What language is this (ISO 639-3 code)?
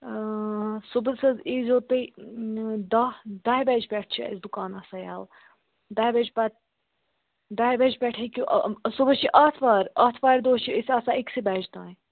kas